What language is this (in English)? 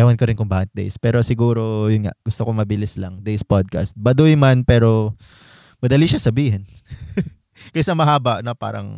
Filipino